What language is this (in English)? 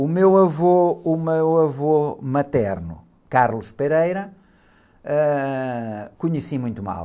Portuguese